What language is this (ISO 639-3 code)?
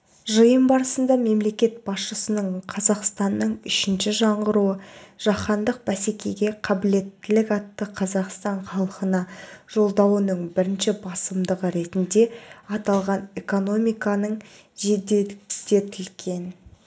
kaz